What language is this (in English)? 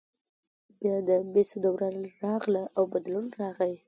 Pashto